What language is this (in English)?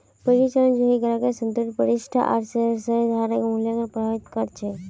Magahi